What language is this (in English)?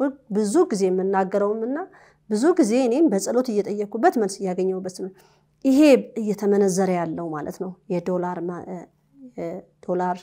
Arabic